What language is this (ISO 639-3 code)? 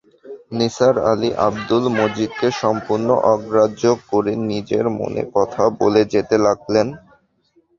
ben